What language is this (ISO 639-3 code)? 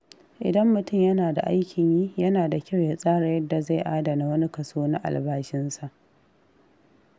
hau